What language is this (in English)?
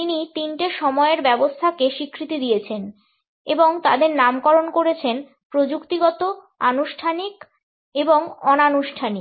Bangla